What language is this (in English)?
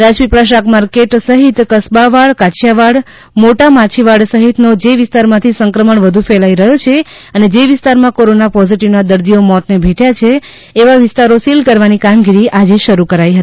Gujarati